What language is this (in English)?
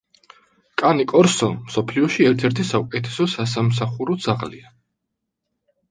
Georgian